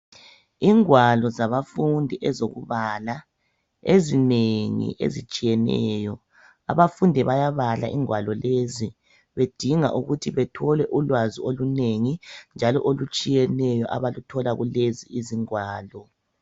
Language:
North Ndebele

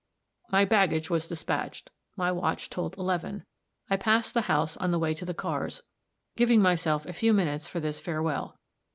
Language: English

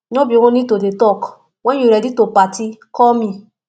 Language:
Nigerian Pidgin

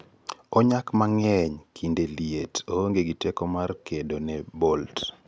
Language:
Luo (Kenya and Tanzania)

